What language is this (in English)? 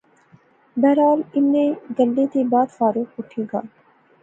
Pahari-Potwari